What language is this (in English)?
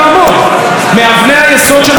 Hebrew